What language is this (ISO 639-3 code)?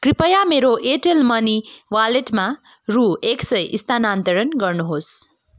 nep